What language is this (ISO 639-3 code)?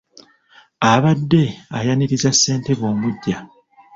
lug